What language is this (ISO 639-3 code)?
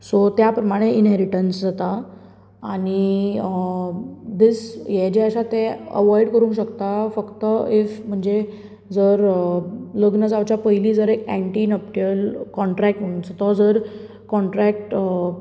kok